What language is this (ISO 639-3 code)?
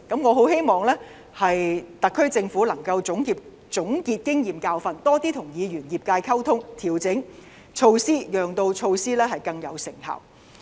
yue